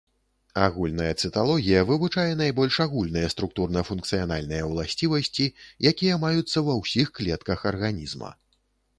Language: Belarusian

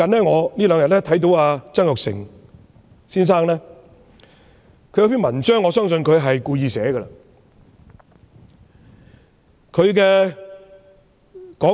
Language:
Cantonese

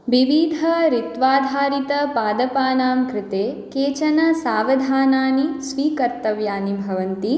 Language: Sanskrit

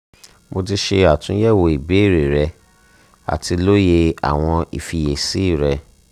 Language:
Yoruba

